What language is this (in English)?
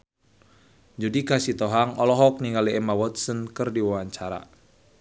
Sundanese